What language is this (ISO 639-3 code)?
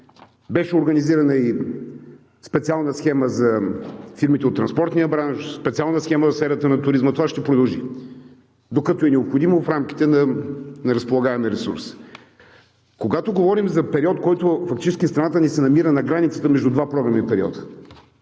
bul